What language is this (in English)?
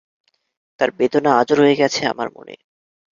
Bangla